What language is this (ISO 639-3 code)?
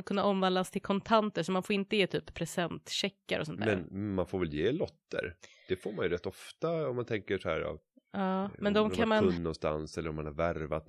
swe